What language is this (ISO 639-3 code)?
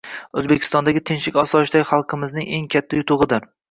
uzb